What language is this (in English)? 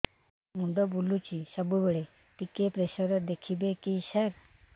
Odia